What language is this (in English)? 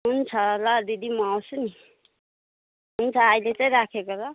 Nepali